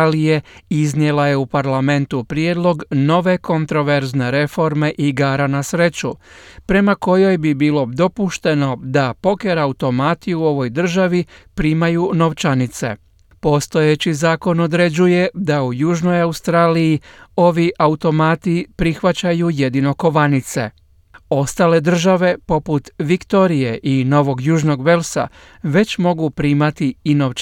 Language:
Croatian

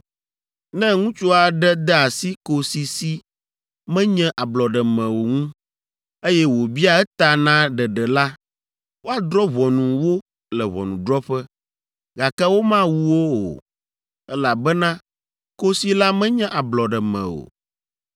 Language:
Ewe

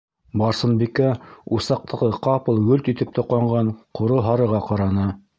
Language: Bashkir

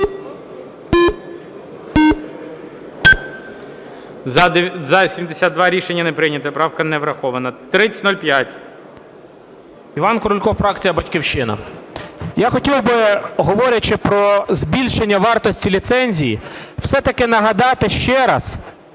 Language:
Ukrainian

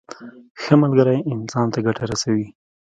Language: Pashto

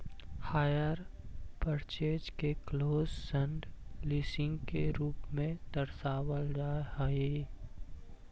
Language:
Magahi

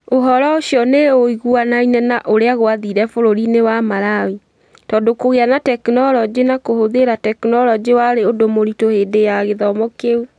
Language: Kikuyu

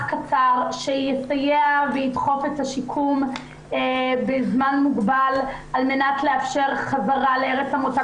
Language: Hebrew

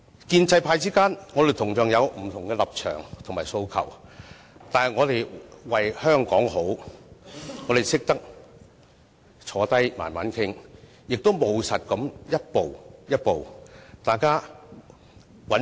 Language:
Cantonese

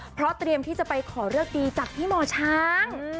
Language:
Thai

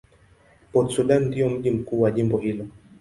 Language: Swahili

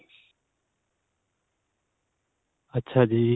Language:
Punjabi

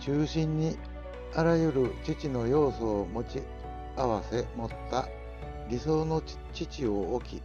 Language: Japanese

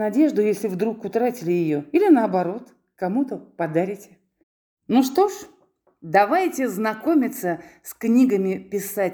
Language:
Russian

